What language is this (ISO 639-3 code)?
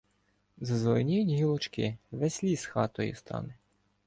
ukr